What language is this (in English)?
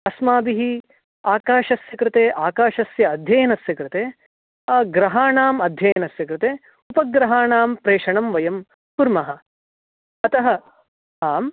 Sanskrit